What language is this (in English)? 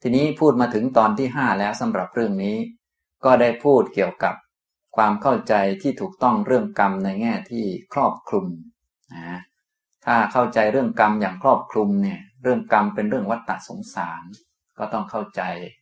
Thai